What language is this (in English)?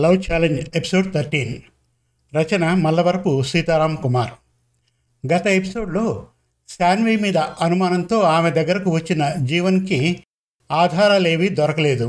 Telugu